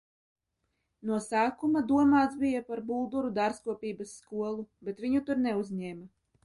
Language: Latvian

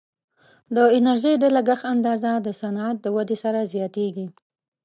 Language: Pashto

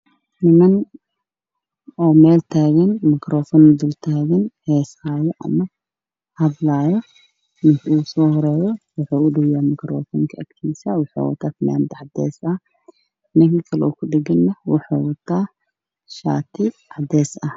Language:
Somali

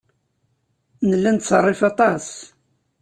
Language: Kabyle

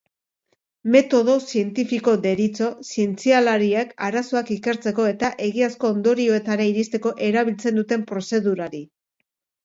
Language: Basque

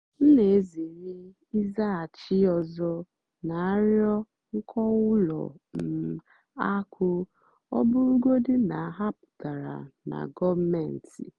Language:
Igbo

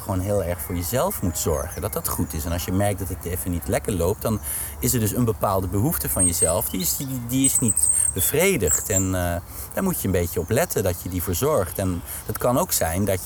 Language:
Dutch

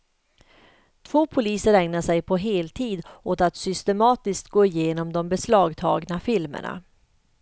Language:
Swedish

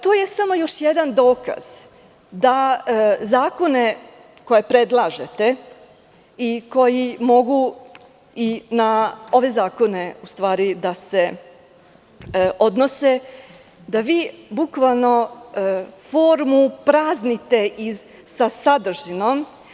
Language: Serbian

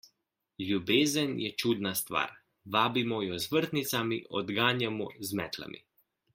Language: Slovenian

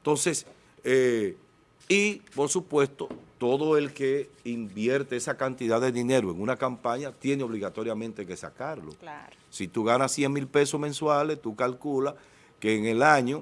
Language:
Spanish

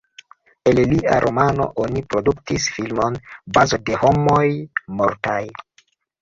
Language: Esperanto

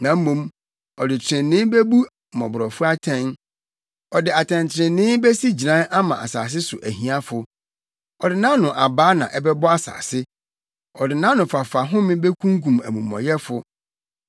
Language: Akan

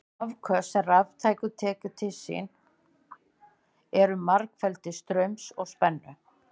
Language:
Icelandic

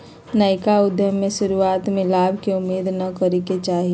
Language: Magahi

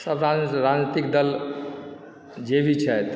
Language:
Maithili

